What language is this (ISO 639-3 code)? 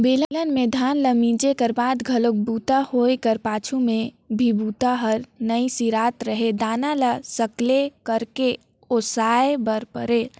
hne